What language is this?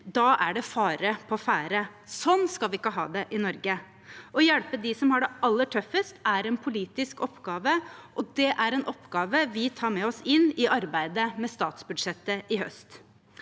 Norwegian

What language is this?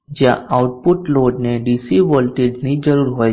Gujarati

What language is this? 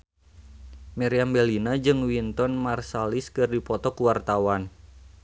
Sundanese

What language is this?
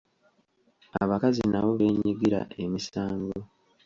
Ganda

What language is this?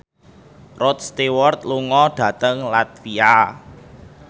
Javanese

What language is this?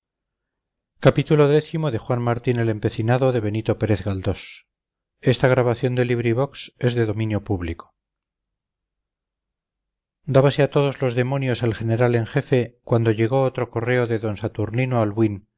Spanish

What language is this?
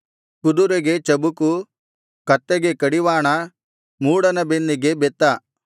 Kannada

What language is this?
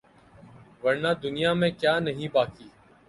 Urdu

